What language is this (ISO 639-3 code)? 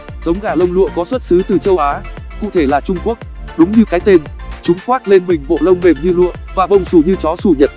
vie